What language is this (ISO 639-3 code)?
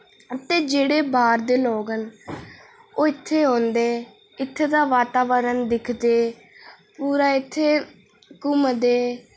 doi